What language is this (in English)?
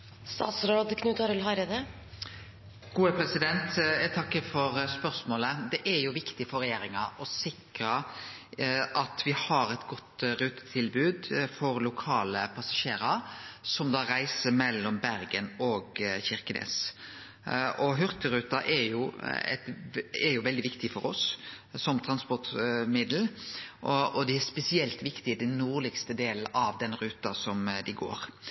Norwegian Nynorsk